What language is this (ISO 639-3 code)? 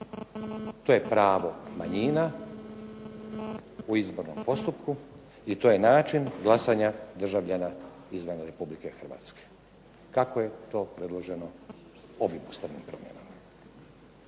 hrv